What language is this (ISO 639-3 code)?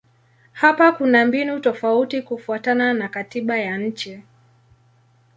swa